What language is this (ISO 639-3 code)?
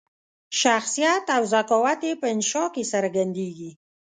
pus